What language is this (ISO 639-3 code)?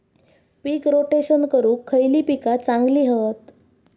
mar